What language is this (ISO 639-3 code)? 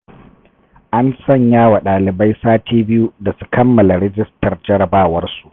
hau